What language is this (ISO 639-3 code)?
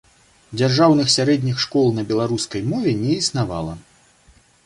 bel